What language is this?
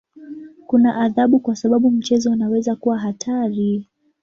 Swahili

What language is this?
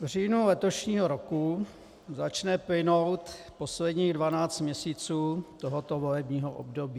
Czech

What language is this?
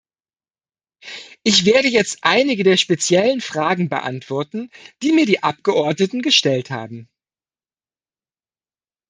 German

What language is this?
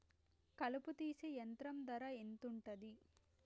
Telugu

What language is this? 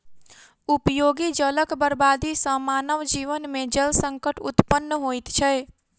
Maithili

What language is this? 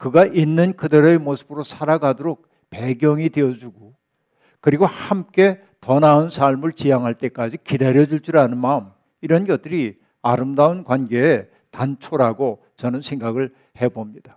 Korean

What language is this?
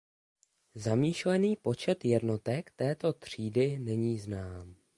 Czech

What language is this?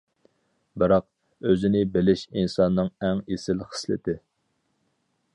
Uyghur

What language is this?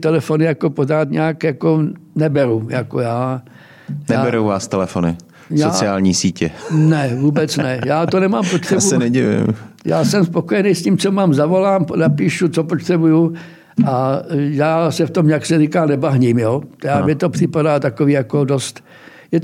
Czech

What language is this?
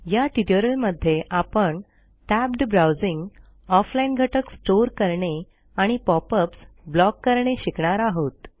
Marathi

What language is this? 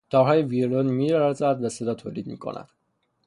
Persian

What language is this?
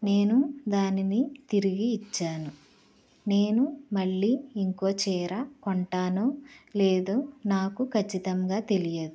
Telugu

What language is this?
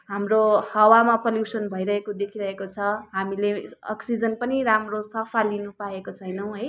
Nepali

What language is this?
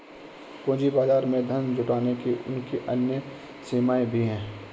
Hindi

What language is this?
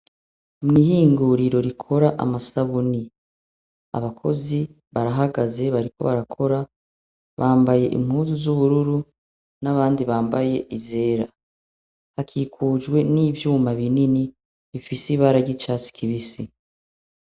Rundi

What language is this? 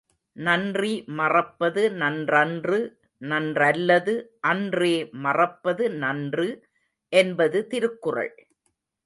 Tamil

